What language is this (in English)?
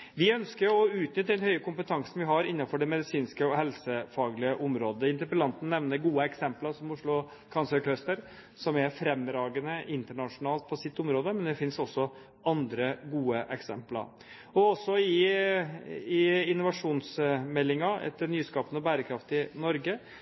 Norwegian Bokmål